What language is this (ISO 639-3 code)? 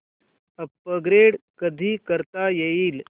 mar